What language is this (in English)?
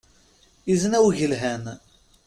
Kabyle